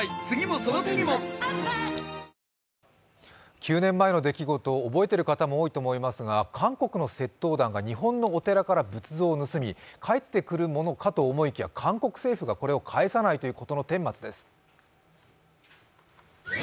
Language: Japanese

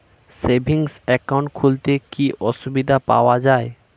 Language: Bangla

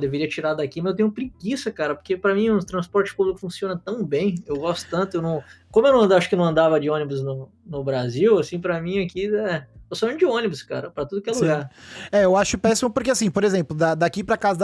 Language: Portuguese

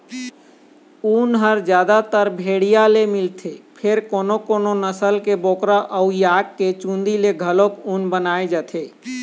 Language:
Chhattisgarhi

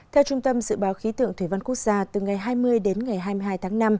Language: Vietnamese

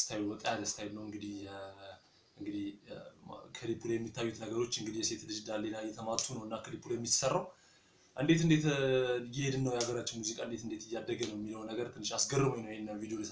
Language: Turkish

